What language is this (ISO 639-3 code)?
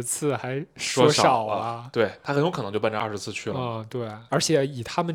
zho